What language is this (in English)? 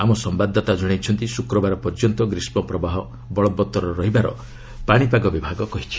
Odia